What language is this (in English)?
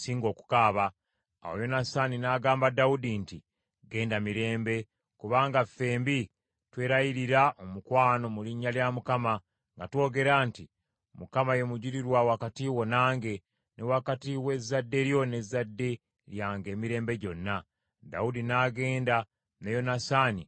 Ganda